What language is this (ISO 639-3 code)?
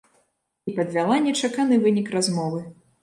bel